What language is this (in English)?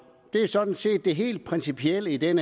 Danish